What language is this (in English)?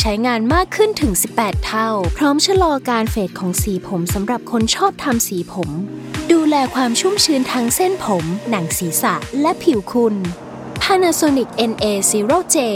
Thai